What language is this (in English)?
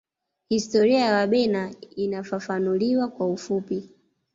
Swahili